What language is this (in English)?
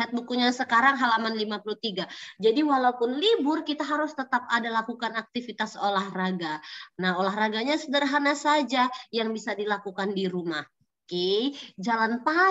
Indonesian